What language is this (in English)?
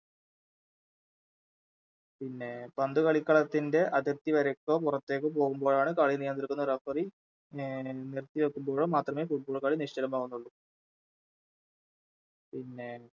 Malayalam